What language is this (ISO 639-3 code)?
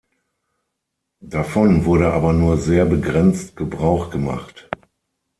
deu